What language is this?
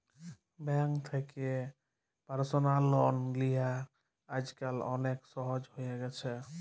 Bangla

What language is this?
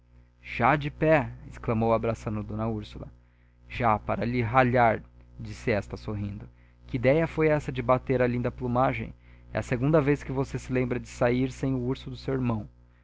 Portuguese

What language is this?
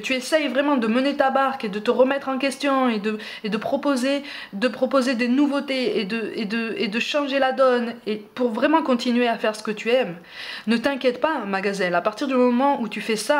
French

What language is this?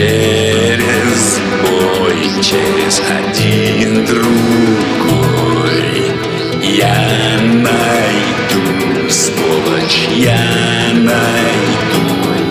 Russian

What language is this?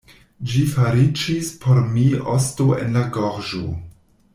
Esperanto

